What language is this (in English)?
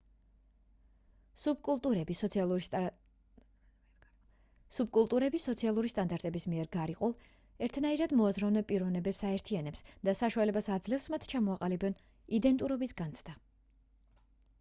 Georgian